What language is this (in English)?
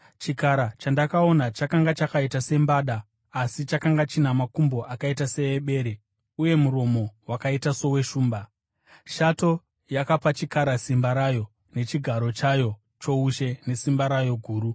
Shona